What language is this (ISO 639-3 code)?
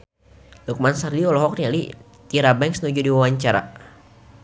sun